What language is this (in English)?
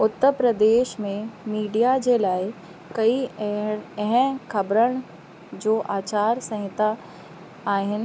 Sindhi